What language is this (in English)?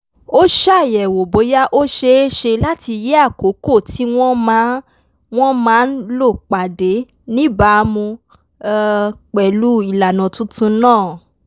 Yoruba